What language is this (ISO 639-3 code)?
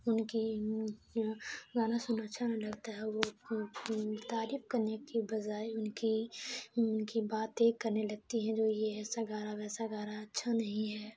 urd